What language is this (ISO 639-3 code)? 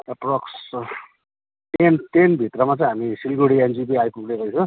nep